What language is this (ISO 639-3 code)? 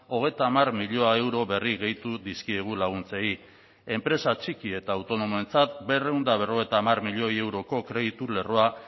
eus